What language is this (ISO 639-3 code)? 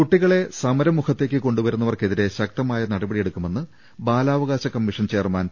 mal